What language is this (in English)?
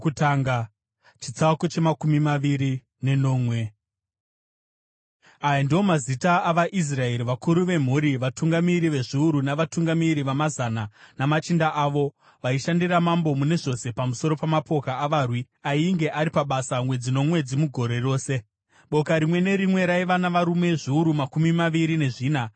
Shona